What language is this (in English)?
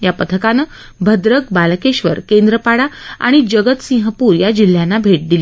Marathi